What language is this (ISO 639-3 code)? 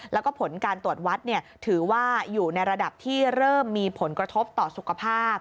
tha